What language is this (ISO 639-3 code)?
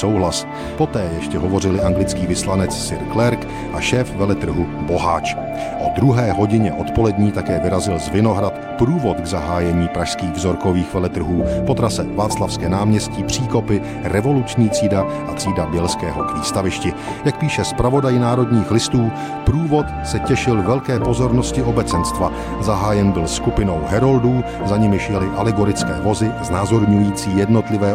ces